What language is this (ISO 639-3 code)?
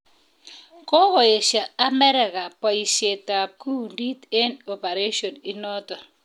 kln